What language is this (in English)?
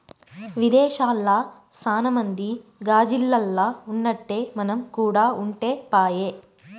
Telugu